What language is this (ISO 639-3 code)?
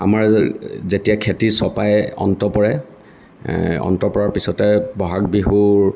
asm